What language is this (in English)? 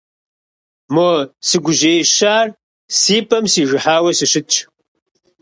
Kabardian